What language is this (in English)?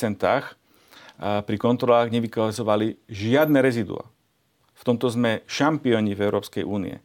Slovak